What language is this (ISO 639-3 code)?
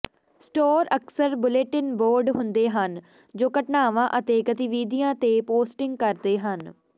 pan